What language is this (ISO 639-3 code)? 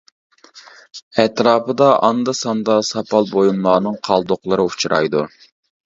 uig